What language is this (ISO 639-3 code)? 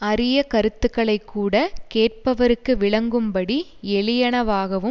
tam